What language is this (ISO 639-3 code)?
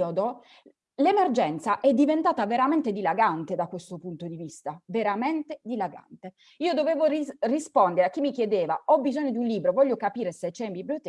ita